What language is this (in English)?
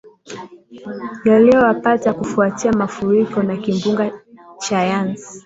Swahili